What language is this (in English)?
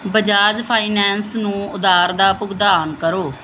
Punjabi